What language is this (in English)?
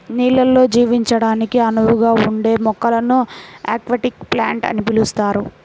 Telugu